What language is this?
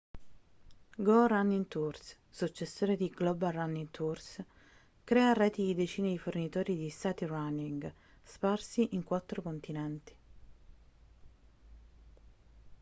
Italian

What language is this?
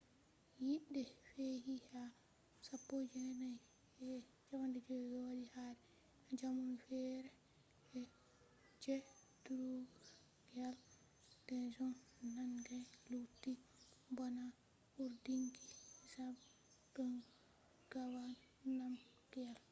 Fula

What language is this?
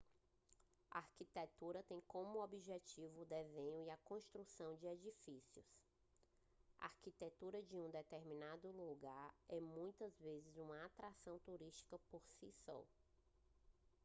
Portuguese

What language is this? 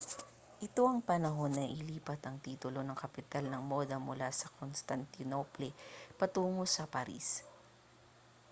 Filipino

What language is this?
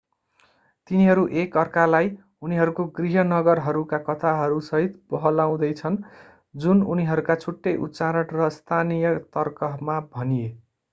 Nepali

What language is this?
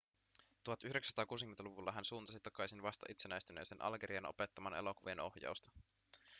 Finnish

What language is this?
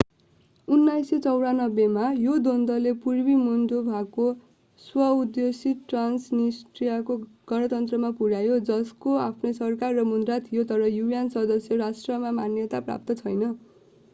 Nepali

